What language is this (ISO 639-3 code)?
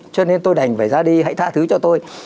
vie